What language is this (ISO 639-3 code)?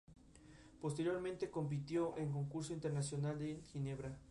spa